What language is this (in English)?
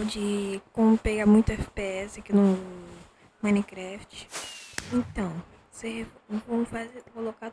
Portuguese